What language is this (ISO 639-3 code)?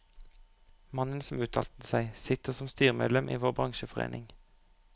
nor